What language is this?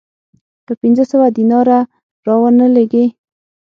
Pashto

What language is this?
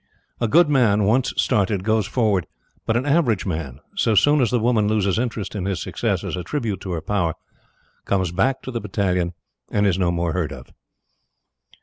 English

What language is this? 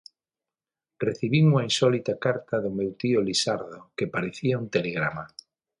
Galician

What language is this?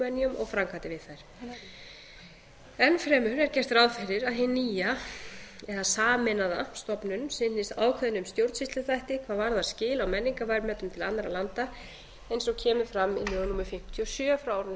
Icelandic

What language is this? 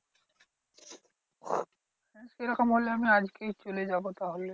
Bangla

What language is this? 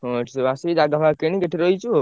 Odia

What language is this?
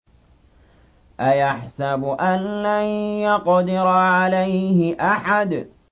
Arabic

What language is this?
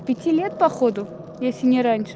Russian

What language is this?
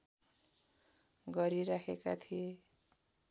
Nepali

